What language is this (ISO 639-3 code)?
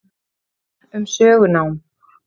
isl